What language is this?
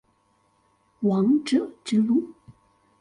Chinese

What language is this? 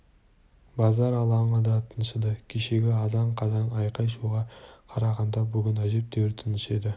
Kazakh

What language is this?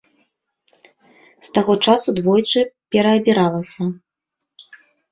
Belarusian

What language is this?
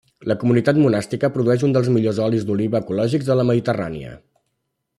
Catalan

